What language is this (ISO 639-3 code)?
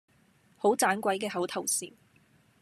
yue